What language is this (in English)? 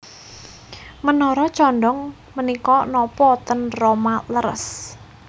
Javanese